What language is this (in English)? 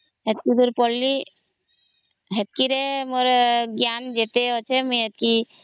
Odia